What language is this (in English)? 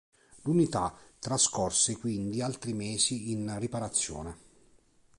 Italian